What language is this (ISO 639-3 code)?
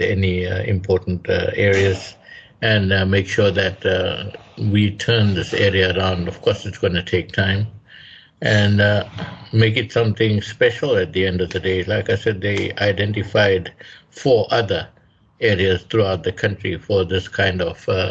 eng